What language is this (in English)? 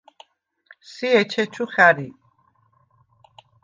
Svan